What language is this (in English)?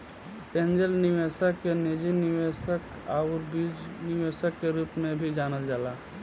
Bhojpuri